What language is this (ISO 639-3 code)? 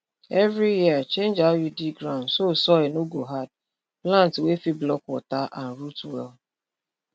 pcm